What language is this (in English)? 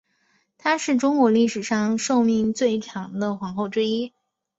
Chinese